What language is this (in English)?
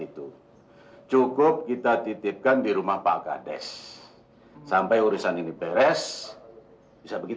Indonesian